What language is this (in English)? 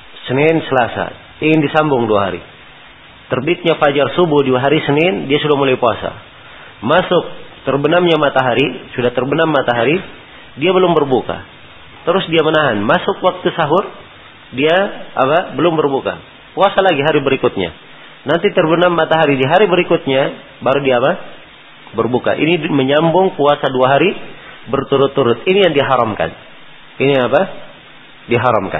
Malay